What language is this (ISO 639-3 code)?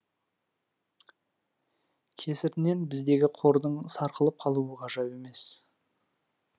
kaz